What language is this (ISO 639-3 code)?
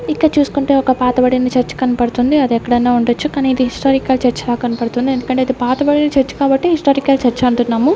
tel